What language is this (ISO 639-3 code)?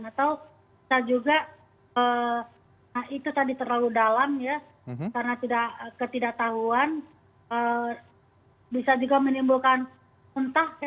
ind